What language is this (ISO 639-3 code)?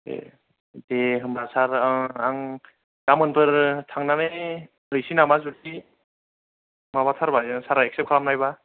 brx